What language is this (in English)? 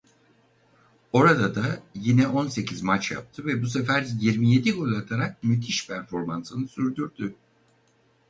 Turkish